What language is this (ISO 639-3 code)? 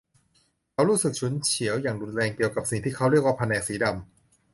tha